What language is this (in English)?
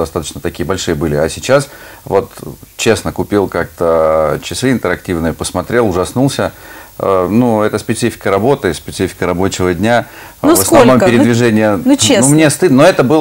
Russian